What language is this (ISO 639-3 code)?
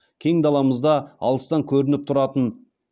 kaz